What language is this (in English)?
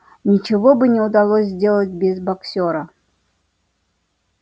Russian